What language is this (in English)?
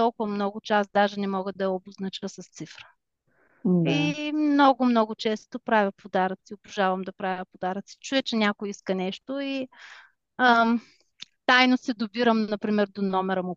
Bulgarian